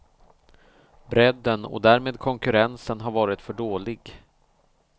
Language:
Swedish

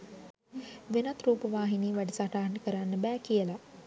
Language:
Sinhala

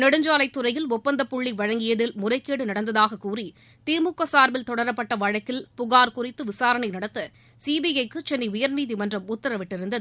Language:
Tamil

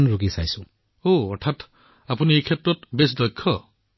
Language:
Assamese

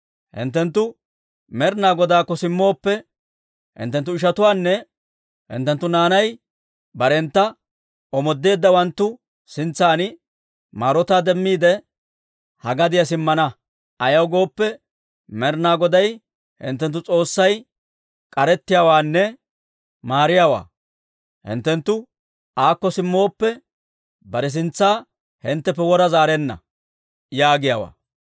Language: Dawro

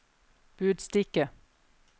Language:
Norwegian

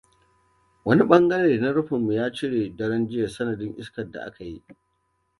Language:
Hausa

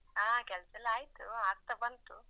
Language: Kannada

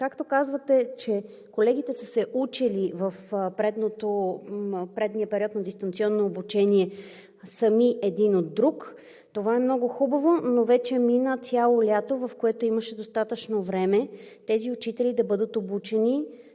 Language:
Bulgarian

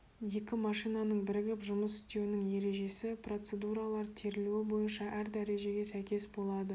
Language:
Kazakh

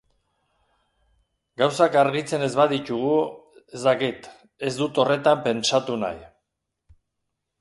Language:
Basque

